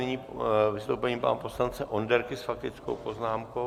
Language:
Czech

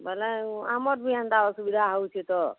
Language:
Odia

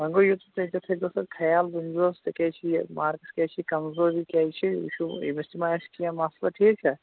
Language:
Kashmiri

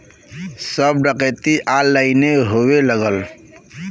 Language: Bhojpuri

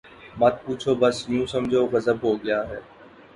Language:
Urdu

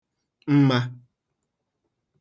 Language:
Igbo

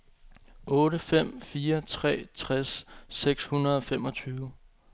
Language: Danish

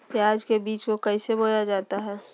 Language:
Magahi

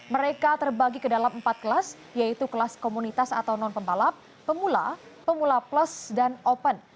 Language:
Indonesian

